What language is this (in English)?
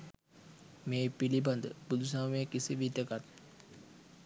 Sinhala